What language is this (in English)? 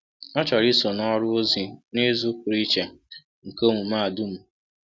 Igbo